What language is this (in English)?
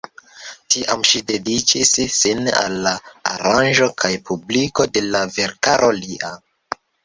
Esperanto